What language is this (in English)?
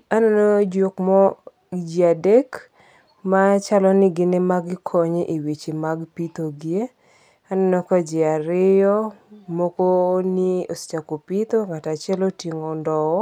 Luo (Kenya and Tanzania)